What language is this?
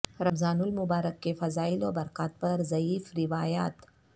Urdu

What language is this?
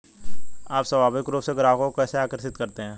Hindi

